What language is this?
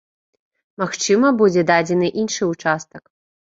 Belarusian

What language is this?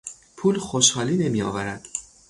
Persian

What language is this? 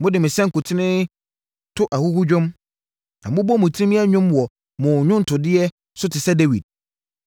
Akan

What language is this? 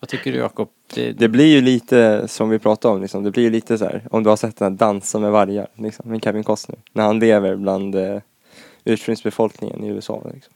Swedish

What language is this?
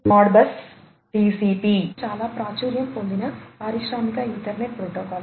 Telugu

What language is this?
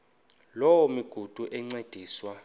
Xhosa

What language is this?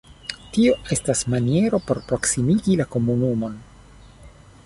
Esperanto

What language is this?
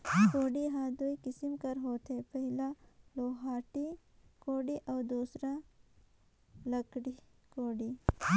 Chhattisgarhi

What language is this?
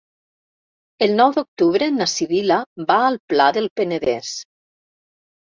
Catalan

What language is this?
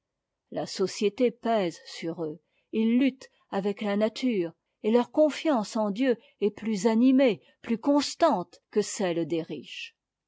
French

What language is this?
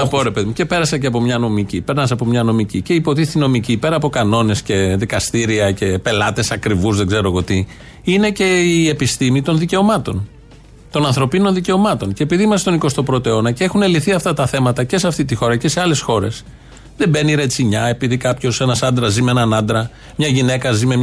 Greek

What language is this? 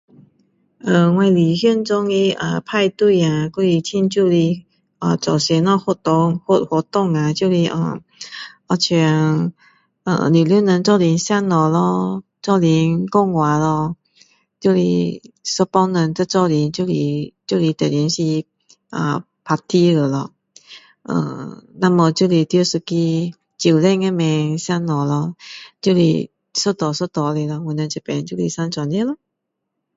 Min Dong Chinese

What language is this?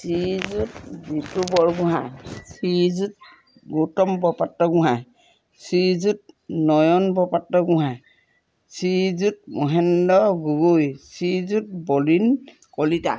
Assamese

